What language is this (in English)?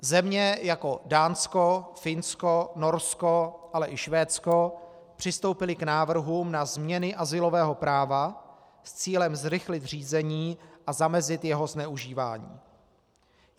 Czech